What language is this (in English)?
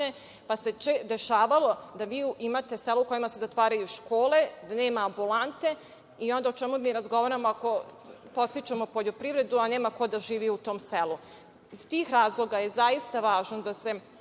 Serbian